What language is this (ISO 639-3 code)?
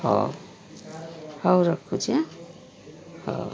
ori